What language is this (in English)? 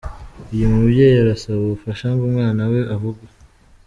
Kinyarwanda